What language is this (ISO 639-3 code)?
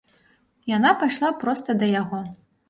bel